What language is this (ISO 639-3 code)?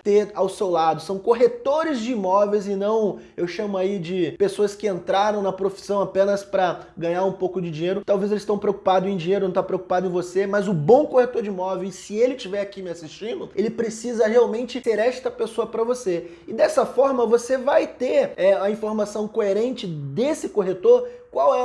por